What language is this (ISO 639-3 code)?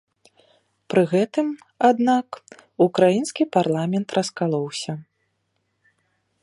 bel